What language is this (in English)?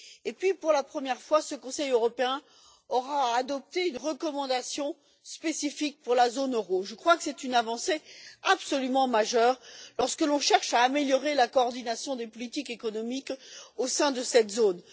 French